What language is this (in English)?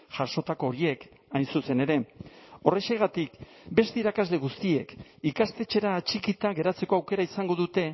Basque